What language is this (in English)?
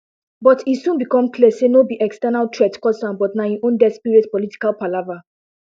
Nigerian Pidgin